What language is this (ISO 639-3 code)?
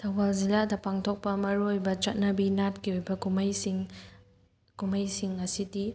mni